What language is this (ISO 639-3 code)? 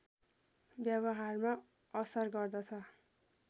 nep